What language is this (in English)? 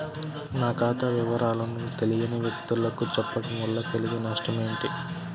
Telugu